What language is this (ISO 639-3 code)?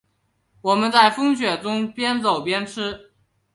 zho